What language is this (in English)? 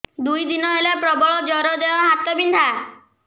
Odia